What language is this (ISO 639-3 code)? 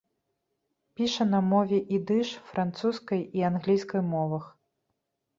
bel